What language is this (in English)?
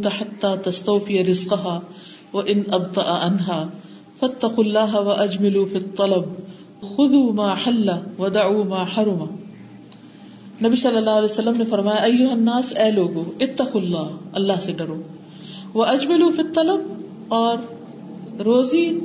Urdu